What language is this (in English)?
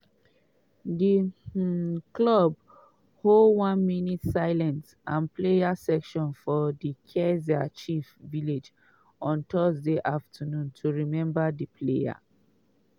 Nigerian Pidgin